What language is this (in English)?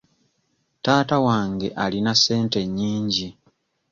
Ganda